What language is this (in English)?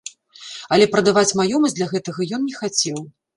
Belarusian